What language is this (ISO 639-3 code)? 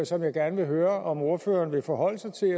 dan